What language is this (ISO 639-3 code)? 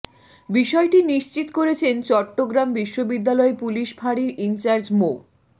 ben